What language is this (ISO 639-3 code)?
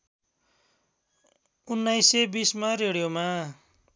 nep